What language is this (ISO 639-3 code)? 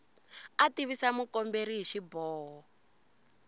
tso